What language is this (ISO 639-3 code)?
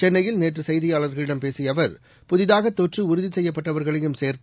tam